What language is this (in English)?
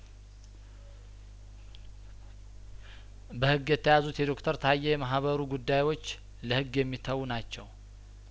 Amharic